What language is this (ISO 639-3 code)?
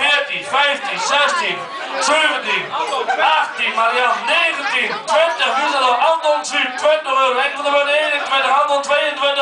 nld